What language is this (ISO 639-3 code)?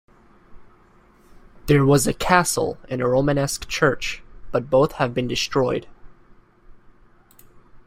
eng